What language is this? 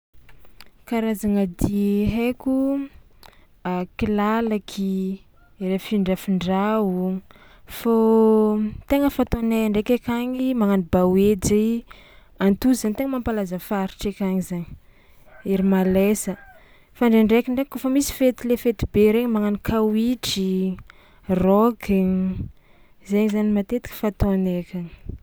Tsimihety Malagasy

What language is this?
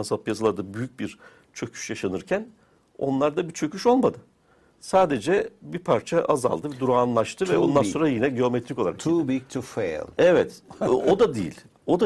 Turkish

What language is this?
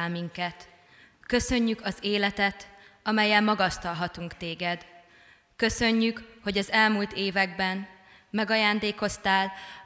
Hungarian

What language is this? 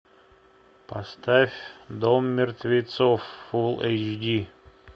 Russian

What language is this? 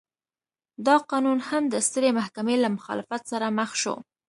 Pashto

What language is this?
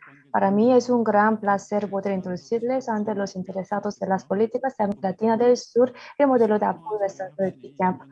Spanish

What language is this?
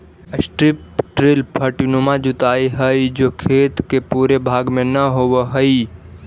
Magahi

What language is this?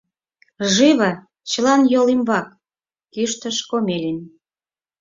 Mari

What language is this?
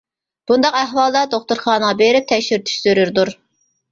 Uyghur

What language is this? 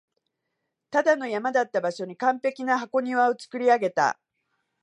Japanese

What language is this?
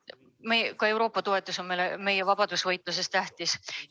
Estonian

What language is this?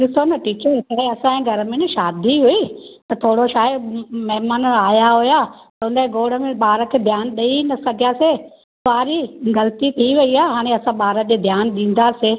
Sindhi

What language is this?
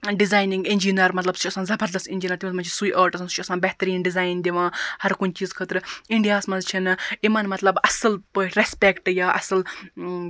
Kashmiri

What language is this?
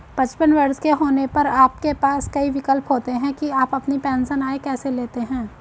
Hindi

